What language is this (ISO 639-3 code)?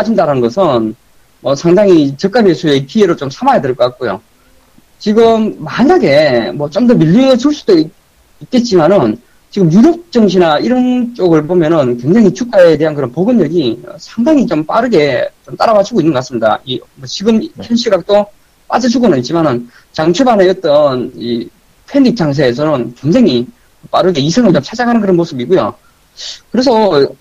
kor